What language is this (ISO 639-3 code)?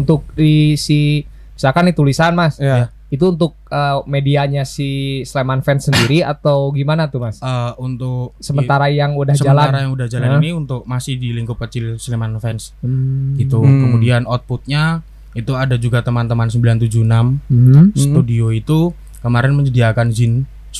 ind